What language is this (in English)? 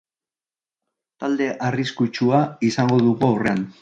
Basque